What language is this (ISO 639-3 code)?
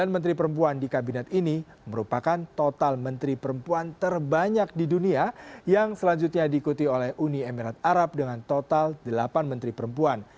ind